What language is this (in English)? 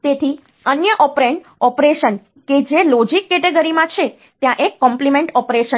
Gujarati